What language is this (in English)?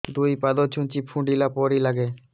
Odia